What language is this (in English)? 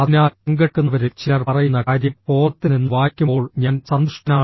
Malayalam